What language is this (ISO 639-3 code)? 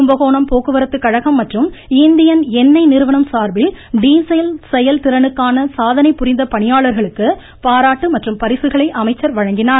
tam